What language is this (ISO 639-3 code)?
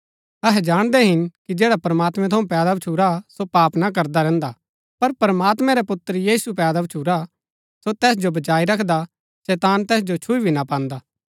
gbk